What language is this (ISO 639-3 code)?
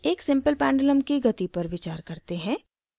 hin